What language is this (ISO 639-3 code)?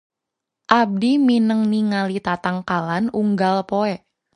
sun